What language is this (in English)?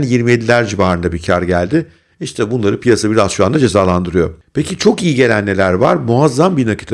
Turkish